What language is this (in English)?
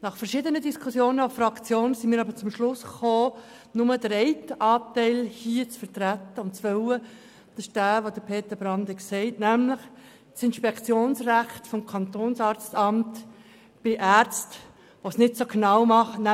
Swiss German